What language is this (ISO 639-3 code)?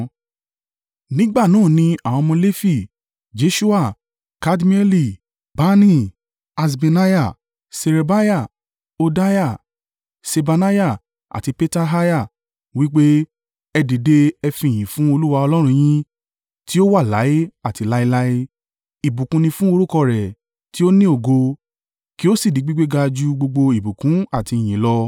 yor